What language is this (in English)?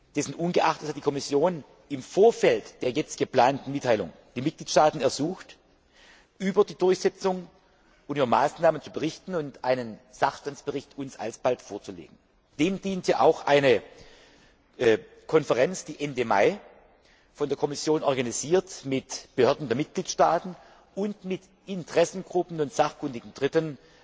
German